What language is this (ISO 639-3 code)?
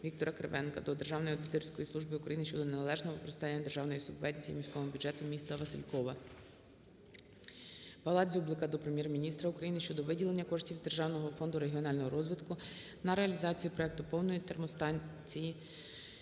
ukr